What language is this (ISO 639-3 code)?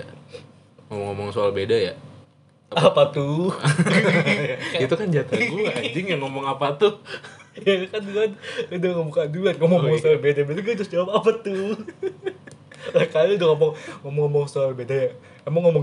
ind